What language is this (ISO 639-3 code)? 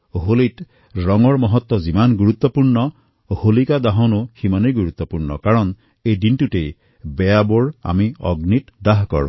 asm